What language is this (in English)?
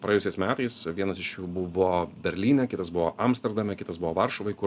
Lithuanian